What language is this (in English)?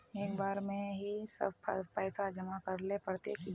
Magahi